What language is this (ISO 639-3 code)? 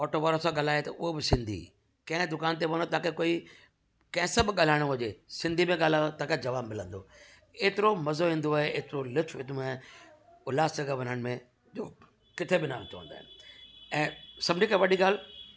snd